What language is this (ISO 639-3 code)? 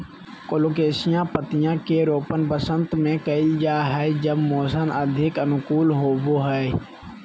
mag